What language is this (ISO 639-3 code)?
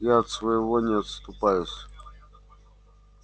rus